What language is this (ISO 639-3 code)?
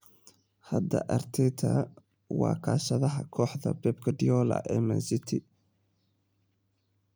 som